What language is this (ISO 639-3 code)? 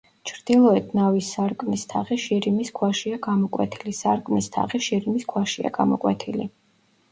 kat